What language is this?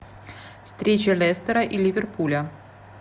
Russian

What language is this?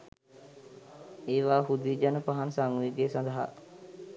Sinhala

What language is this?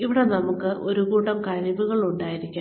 Malayalam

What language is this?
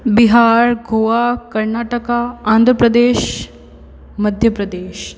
Hindi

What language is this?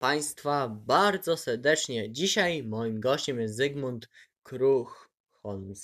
Polish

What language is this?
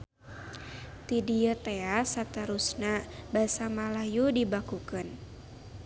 Sundanese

